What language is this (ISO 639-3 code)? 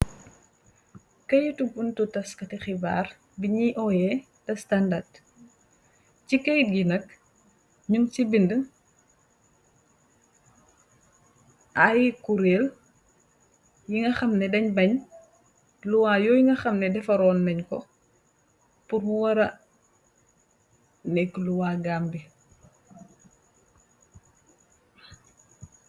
wol